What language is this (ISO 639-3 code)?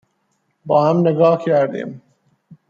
fas